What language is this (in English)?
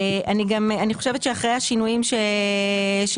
Hebrew